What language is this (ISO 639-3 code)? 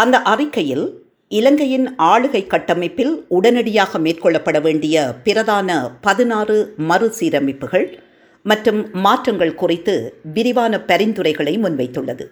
tam